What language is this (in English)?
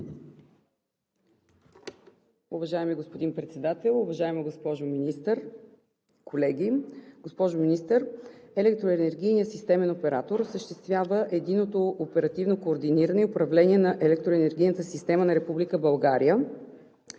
Bulgarian